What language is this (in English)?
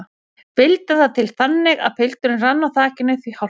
Icelandic